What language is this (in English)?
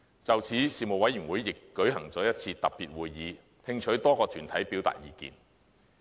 Cantonese